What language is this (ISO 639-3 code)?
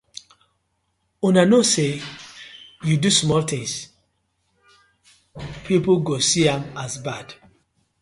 pcm